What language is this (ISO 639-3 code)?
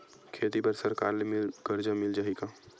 hne